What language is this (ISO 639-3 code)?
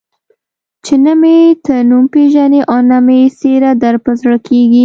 pus